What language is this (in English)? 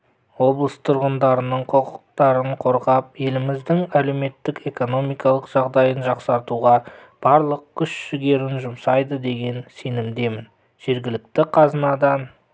Kazakh